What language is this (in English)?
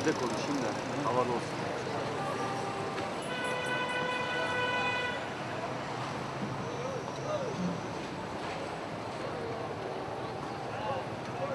Turkish